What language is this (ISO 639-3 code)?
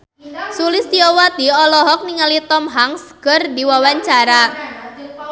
sun